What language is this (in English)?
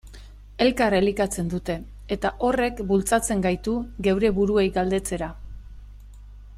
Basque